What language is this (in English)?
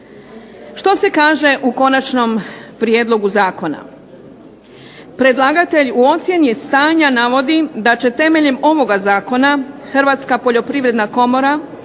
Croatian